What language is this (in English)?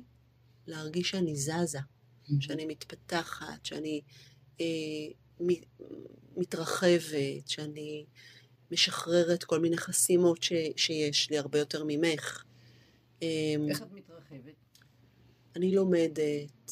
Hebrew